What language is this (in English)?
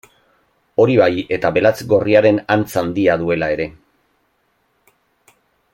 Basque